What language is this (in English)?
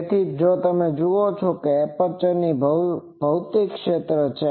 Gujarati